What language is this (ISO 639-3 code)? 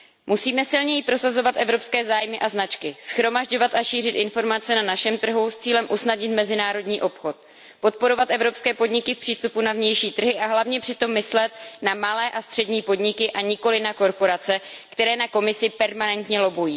ces